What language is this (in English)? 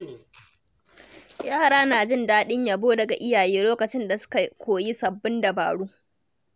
Hausa